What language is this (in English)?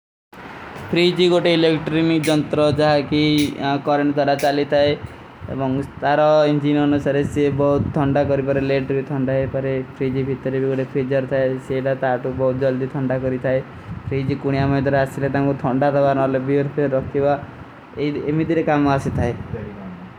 Kui (India)